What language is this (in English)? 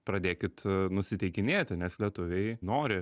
Lithuanian